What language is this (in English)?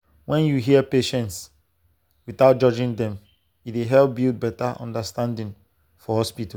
Nigerian Pidgin